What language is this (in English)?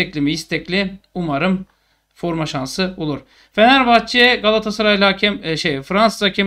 Turkish